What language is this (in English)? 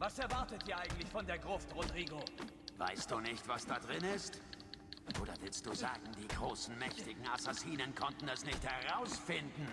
German